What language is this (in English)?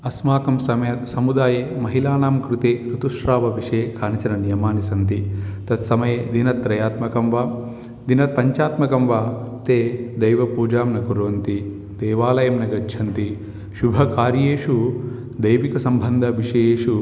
Sanskrit